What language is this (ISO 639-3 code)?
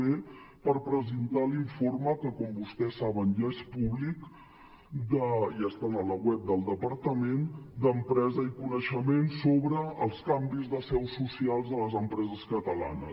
cat